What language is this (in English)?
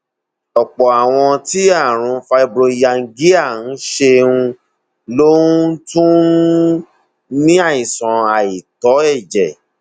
Yoruba